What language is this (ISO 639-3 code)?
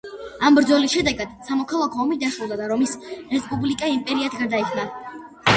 kat